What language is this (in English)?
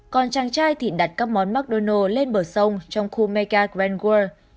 Vietnamese